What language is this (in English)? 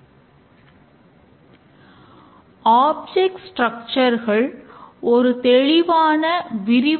Tamil